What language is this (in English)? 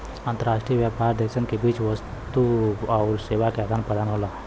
Bhojpuri